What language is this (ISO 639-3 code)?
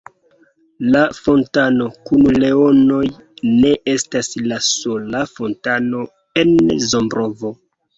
epo